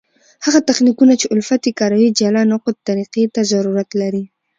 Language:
Pashto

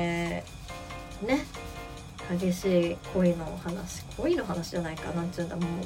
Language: Japanese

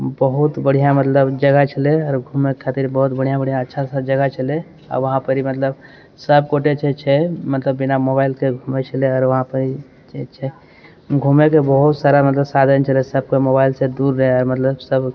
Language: Maithili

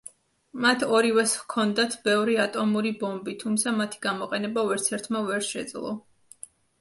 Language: Georgian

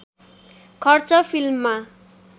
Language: Nepali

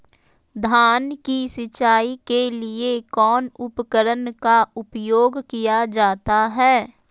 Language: Magahi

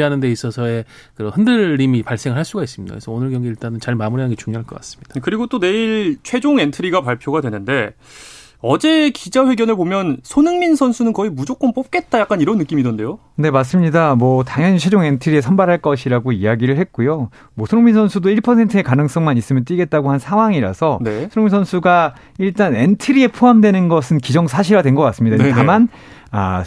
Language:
Korean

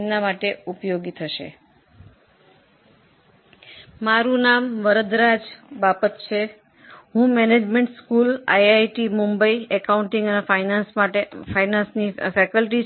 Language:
Gujarati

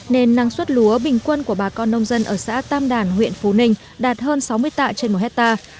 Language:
Vietnamese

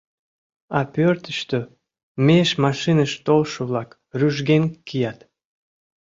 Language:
Mari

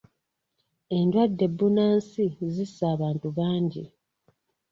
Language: Ganda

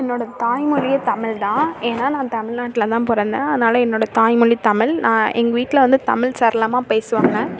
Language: Tamil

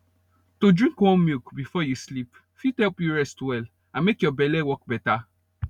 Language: Nigerian Pidgin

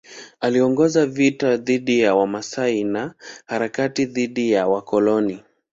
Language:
Swahili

